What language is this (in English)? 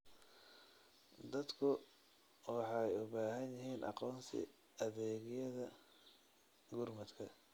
Somali